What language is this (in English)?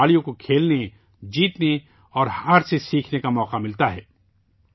Urdu